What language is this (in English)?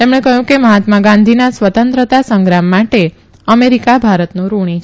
Gujarati